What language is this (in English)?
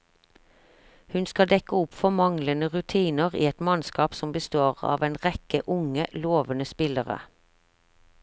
Norwegian